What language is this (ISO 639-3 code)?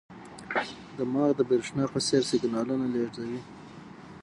pus